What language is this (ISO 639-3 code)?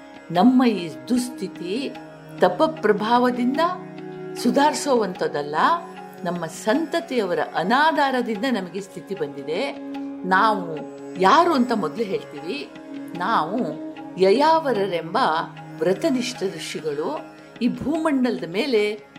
kan